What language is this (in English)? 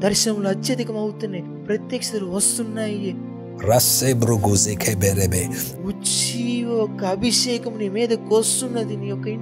Telugu